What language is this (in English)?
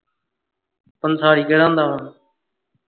Punjabi